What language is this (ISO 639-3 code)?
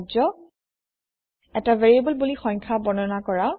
asm